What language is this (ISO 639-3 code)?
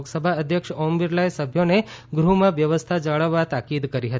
guj